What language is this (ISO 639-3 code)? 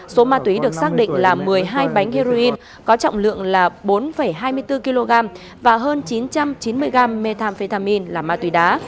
vie